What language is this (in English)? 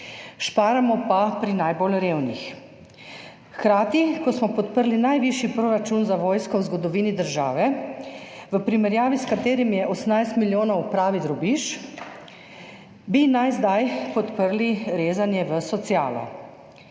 Slovenian